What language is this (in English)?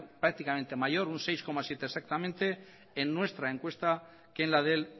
Spanish